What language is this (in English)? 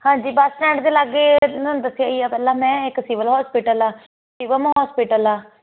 Punjabi